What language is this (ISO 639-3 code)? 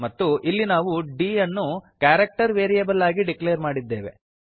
kan